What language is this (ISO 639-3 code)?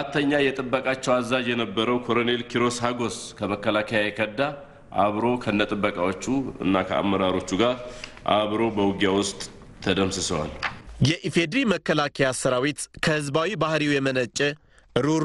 tur